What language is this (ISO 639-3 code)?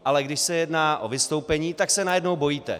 ces